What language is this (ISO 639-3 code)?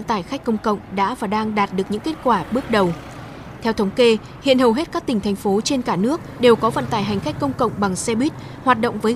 vie